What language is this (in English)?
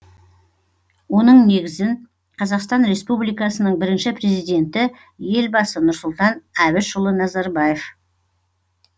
Kazakh